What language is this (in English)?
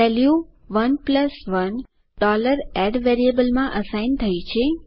Gujarati